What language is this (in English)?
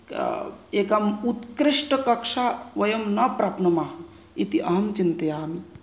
Sanskrit